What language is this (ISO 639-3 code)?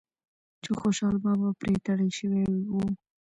pus